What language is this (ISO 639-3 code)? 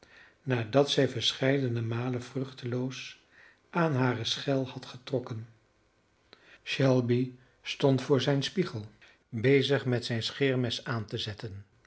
nld